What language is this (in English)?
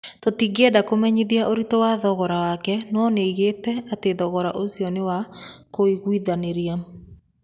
Kikuyu